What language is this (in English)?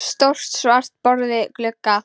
Icelandic